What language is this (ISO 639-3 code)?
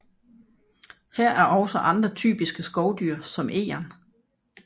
dan